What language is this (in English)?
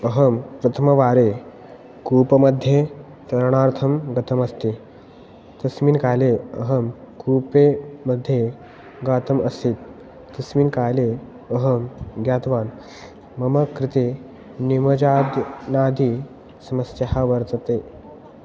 Sanskrit